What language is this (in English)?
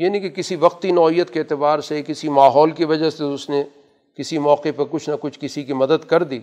Urdu